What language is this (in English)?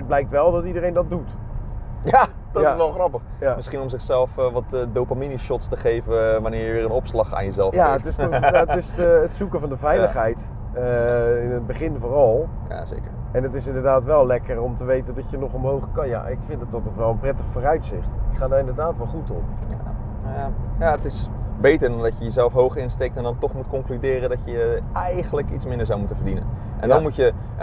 Dutch